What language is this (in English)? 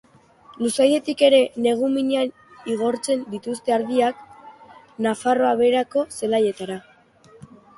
Basque